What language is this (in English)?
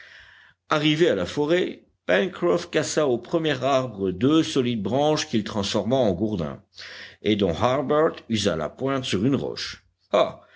French